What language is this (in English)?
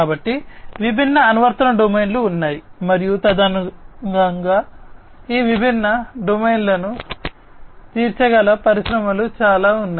Telugu